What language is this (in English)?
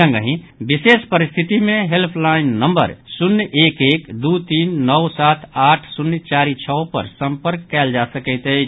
Maithili